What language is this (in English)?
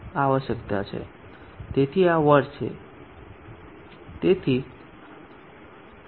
Gujarati